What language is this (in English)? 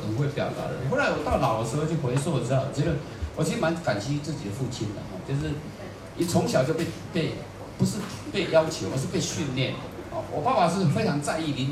Chinese